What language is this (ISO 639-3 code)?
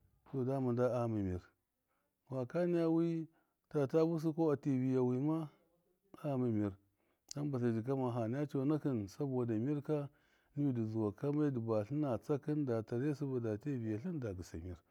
mkf